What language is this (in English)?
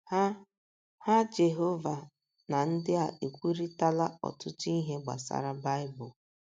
Igbo